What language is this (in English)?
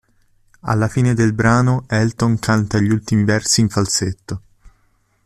Italian